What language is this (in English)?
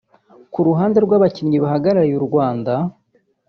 Kinyarwanda